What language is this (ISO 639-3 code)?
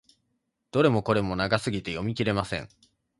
jpn